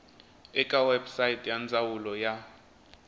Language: Tsonga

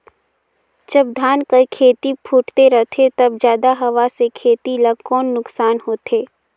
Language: Chhattisgarhi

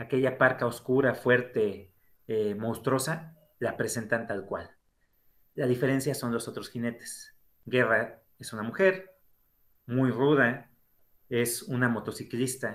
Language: Spanish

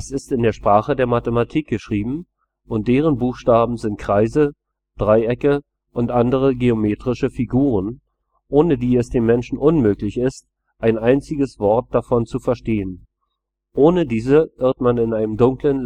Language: German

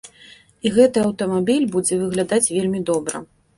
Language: Belarusian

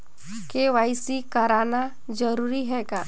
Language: Chhattisgarhi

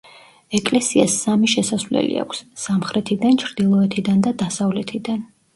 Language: Georgian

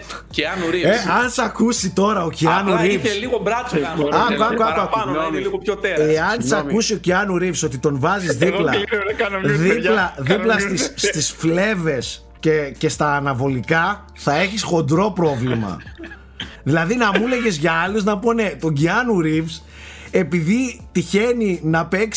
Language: Greek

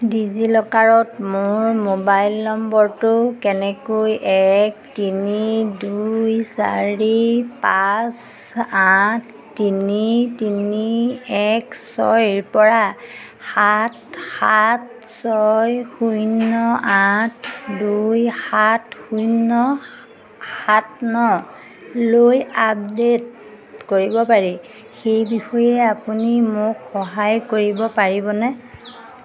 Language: Assamese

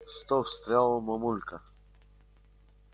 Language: Russian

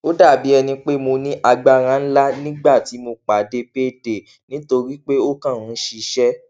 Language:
Yoruba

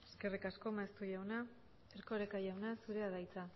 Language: Basque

